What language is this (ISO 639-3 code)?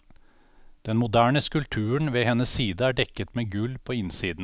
nor